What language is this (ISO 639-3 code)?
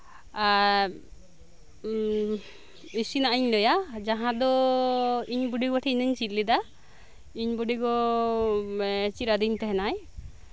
sat